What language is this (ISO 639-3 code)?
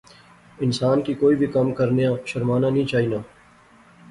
phr